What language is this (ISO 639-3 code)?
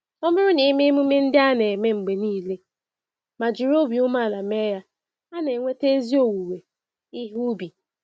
ibo